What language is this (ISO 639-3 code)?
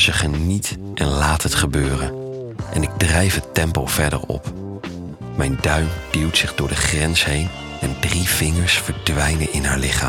nld